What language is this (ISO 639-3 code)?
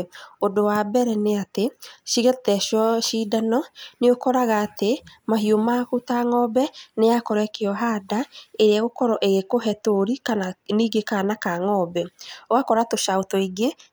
kik